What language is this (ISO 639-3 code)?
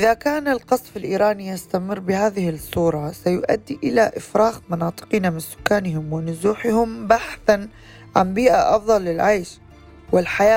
ara